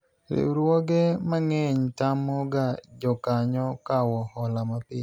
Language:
Luo (Kenya and Tanzania)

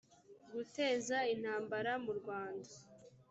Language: Kinyarwanda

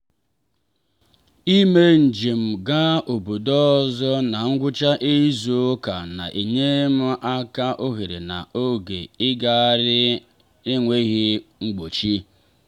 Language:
Igbo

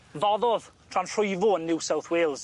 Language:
Welsh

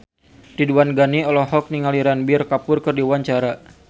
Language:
Sundanese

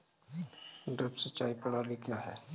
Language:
Hindi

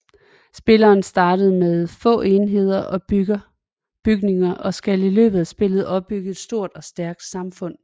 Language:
Danish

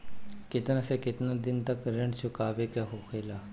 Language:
Bhojpuri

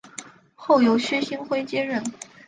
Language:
Chinese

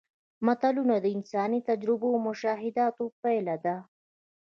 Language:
Pashto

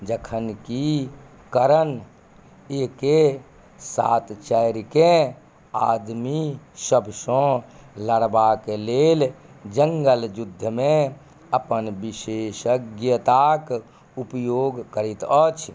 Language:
Maithili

